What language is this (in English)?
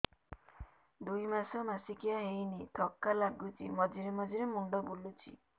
Odia